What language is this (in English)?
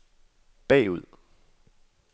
Danish